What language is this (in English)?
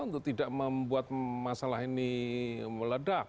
Indonesian